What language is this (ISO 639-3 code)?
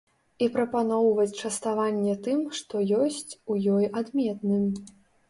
bel